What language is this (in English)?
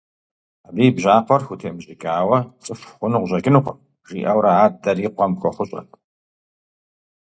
Kabardian